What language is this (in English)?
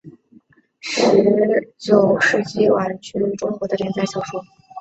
Chinese